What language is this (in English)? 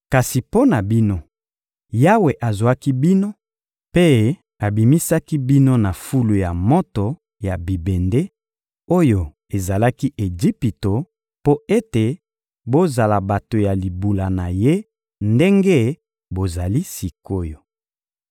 Lingala